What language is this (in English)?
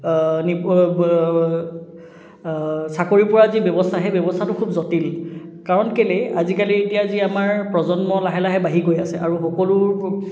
Assamese